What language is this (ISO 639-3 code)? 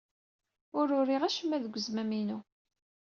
kab